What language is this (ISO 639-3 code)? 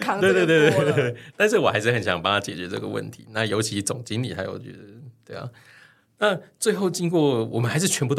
zho